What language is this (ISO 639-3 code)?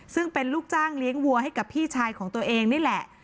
tha